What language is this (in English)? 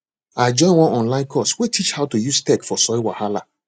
Nigerian Pidgin